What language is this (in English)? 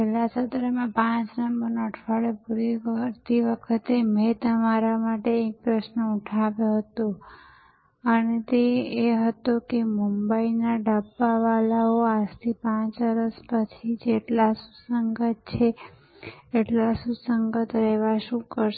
Gujarati